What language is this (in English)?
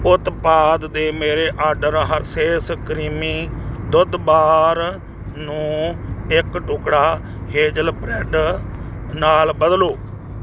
Punjabi